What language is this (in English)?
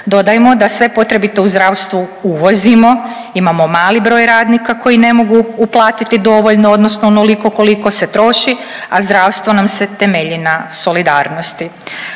Croatian